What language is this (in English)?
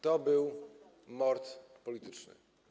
Polish